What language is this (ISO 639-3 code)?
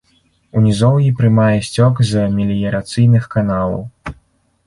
bel